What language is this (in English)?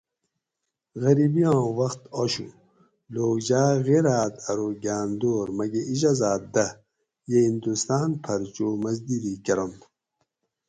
Gawri